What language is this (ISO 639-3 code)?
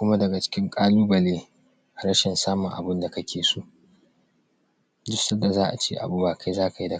hau